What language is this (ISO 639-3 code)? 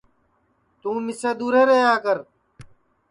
ssi